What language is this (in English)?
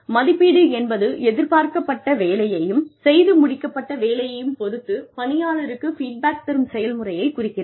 Tamil